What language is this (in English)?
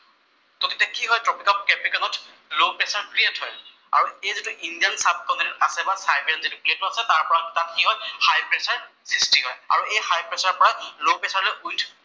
Assamese